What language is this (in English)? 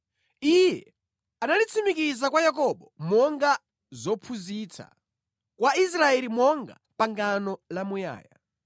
Nyanja